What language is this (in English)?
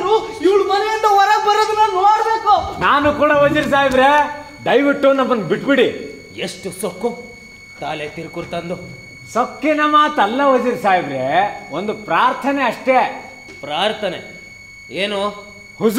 Kannada